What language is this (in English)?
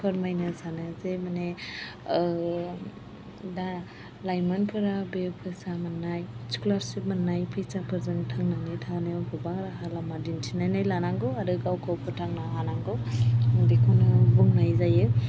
Bodo